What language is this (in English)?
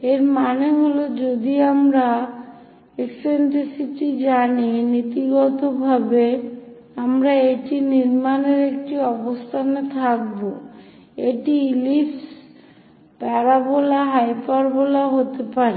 Bangla